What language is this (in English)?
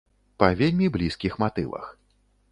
Belarusian